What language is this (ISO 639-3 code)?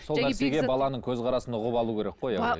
kaz